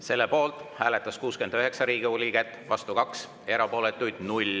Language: Estonian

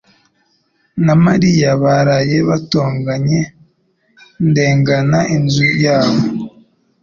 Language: Kinyarwanda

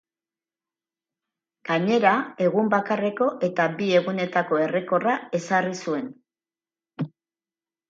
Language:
Basque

